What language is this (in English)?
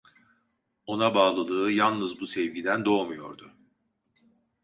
Turkish